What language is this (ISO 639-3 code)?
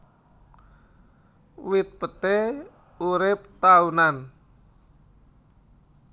jav